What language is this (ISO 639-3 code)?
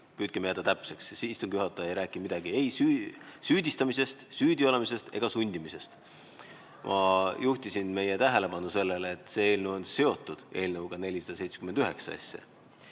est